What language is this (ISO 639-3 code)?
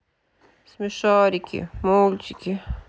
rus